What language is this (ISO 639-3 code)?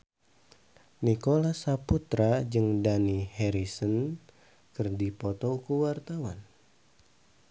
sun